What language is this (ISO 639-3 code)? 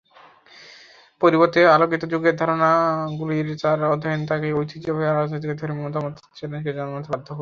ben